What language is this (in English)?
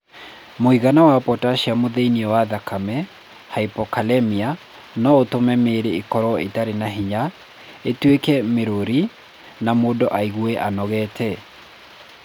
Kikuyu